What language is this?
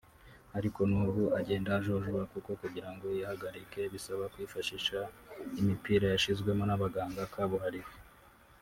Kinyarwanda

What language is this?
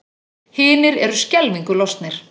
Icelandic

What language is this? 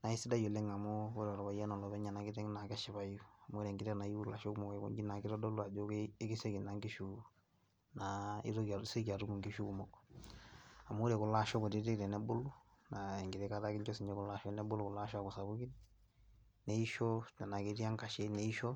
Masai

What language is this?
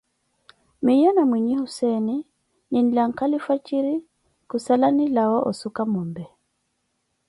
Koti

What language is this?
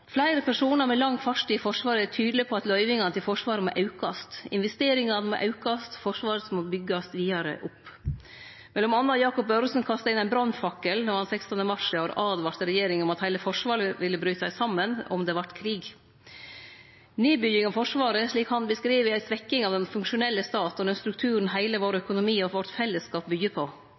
Norwegian Nynorsk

